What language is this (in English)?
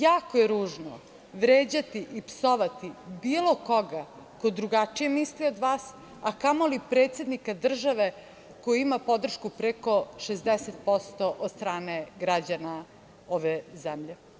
Serbian